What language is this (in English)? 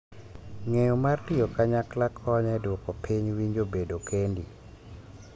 Luo (Kenya and Tanzania)